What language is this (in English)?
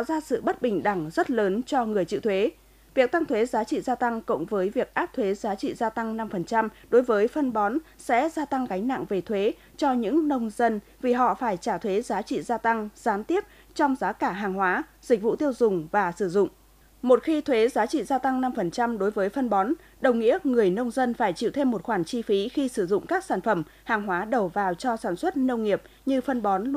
Vietnamese